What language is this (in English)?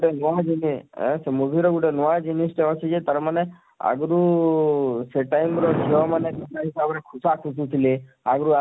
Odia